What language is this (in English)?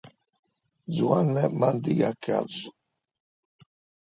Sardinian